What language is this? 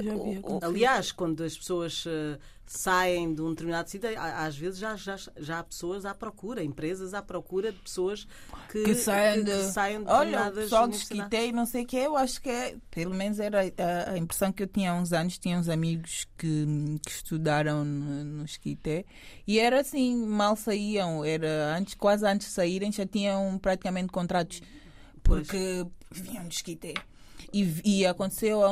Portuguese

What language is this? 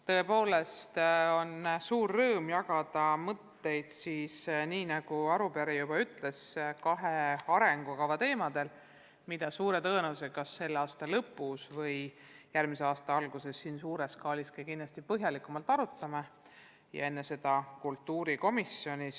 Estonian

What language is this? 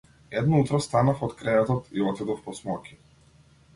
Macedonian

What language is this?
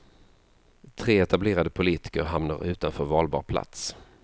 Swedish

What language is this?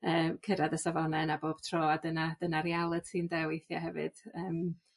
Welsh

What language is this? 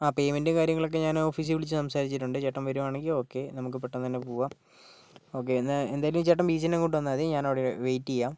Malayalam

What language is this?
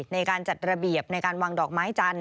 Thai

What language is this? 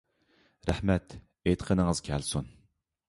Uyghur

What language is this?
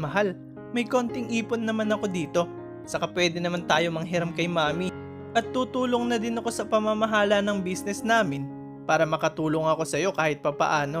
Filipino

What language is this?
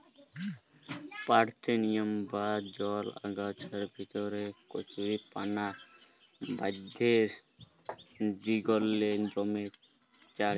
Bangla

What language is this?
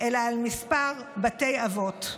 Hebrew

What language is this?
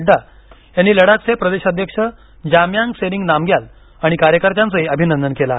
Marathi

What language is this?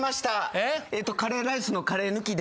Japanese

